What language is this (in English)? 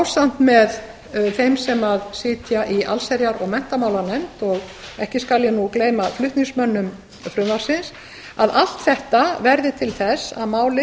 Icelandic